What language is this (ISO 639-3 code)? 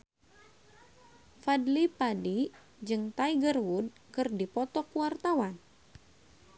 sun